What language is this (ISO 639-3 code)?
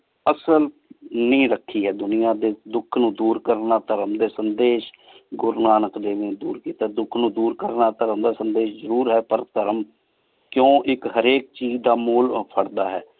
pan